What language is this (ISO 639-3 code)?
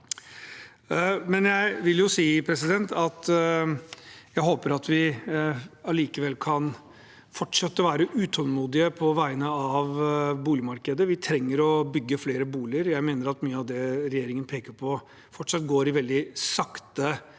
nor